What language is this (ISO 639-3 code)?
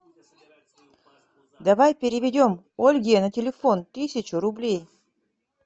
rus